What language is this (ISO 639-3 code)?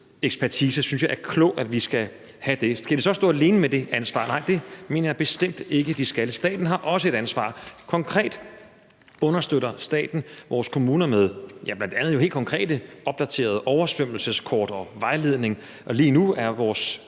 dan